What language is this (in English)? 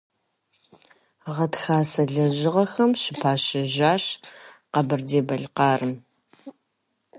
Kabardian